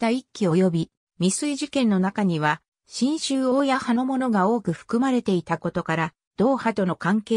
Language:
Japanese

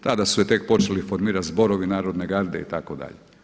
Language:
Croatian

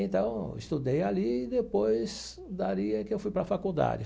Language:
Portuguese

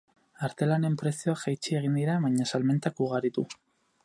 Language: Basque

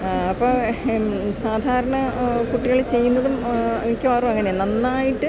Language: Malayalam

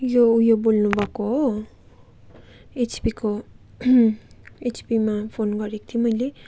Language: Nepali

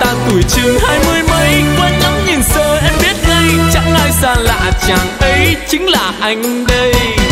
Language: Vietnamese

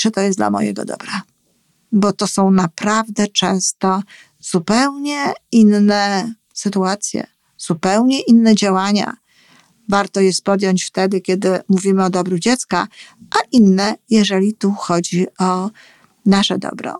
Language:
Polish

